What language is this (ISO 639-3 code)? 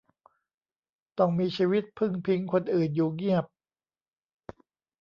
tha